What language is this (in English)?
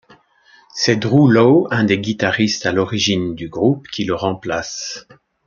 French